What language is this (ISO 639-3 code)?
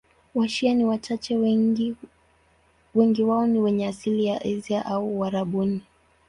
swa